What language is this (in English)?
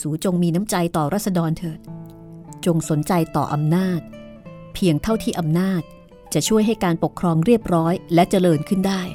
Thai